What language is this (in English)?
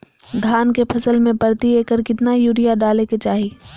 Magahi